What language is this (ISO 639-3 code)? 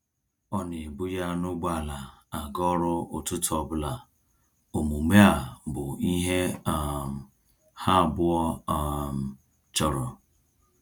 ibo